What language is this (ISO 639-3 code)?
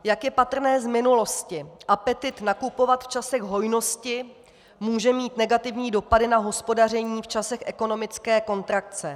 ces